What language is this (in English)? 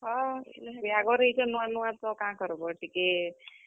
Odia